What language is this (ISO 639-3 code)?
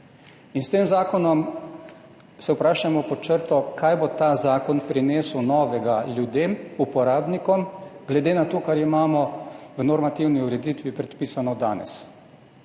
slv